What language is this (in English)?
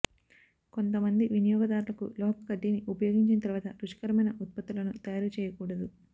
Telugu